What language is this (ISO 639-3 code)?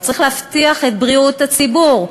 heb